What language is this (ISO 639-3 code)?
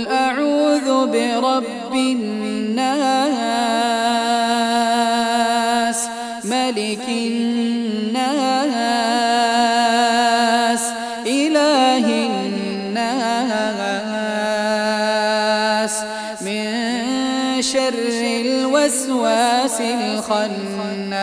ara